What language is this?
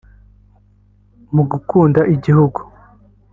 Kinyarwanda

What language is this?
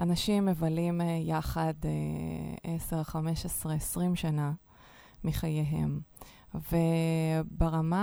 Hebrew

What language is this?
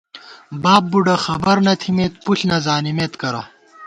Gawar-Bati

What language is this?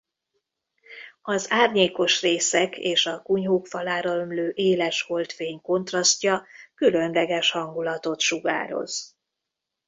Hungarian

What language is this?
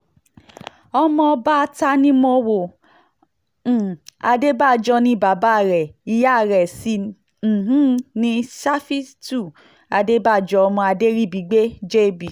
Yoruba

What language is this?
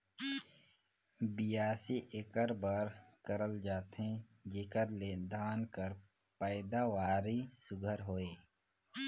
Chhattisgarhi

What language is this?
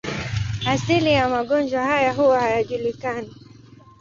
Swahili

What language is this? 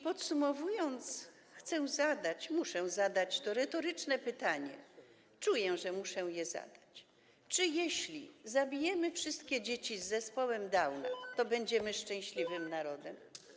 Polish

